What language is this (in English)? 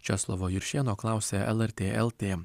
Lithuanian